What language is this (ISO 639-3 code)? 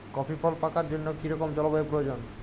ben